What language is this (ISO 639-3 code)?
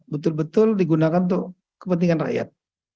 ind